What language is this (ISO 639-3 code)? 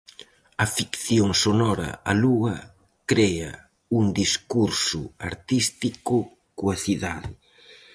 glg